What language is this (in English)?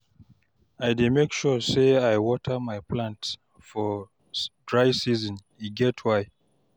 Nigerian Pidgin